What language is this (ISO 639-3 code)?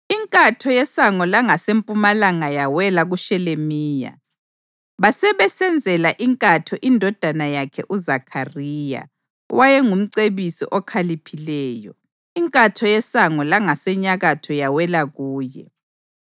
nde